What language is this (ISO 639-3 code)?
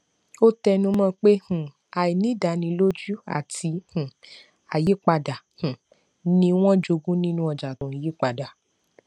yor